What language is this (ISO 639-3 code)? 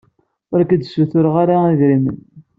kab